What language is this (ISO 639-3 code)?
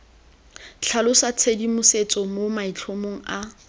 tsn